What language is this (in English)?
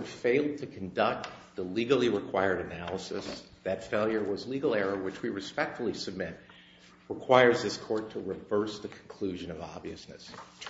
English